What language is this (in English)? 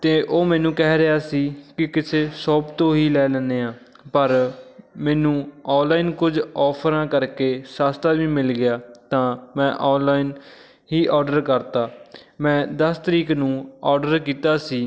Punjabi